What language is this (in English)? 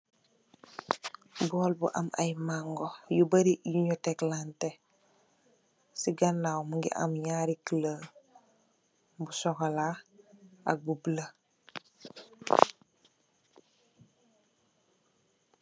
Wolof